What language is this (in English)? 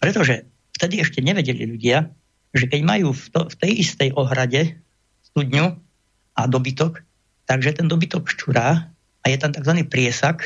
Slovak